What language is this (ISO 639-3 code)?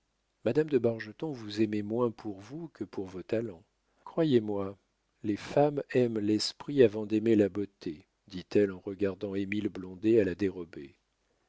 fra